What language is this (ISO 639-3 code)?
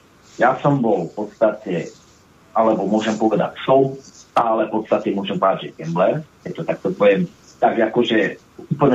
slk